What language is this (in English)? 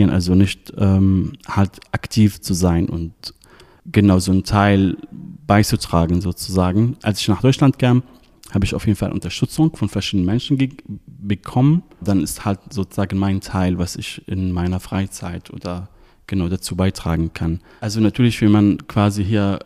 German